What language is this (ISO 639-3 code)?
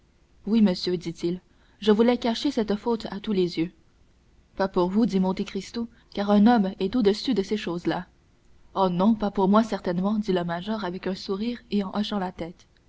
fra